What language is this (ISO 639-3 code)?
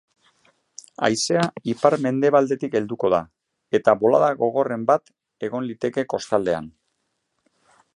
eus